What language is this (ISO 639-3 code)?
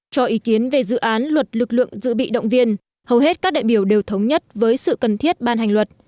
vie